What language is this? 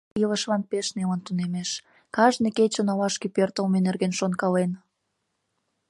Mari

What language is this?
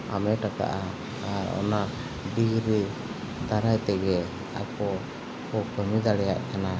Santali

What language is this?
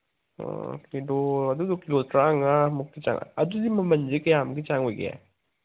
Manipuri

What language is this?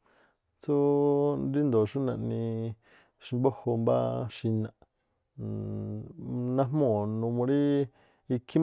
Tlacoapa Me'phaa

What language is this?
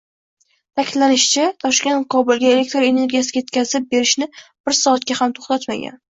Uzbek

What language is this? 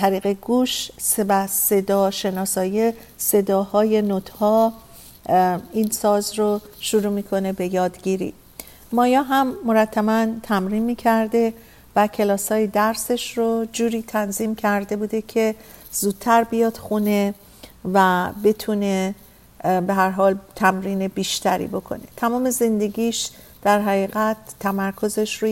Persian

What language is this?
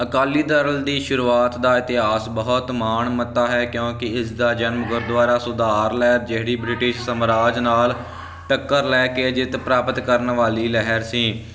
Punjabi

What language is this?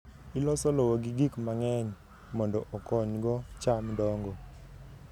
Luo (Kenya and Tanzania)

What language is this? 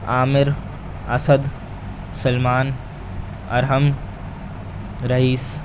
Urdu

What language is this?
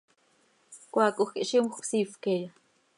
Seri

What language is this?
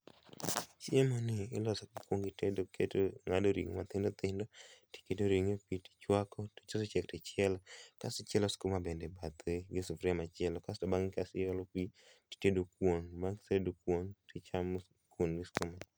Luo (Kenya and Tanzania)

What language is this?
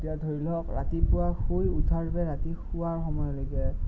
Assamese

